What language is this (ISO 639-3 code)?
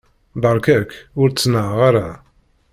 kab